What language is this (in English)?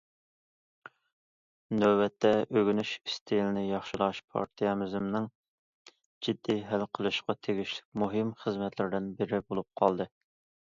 Uyghur